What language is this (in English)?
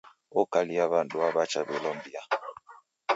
Taita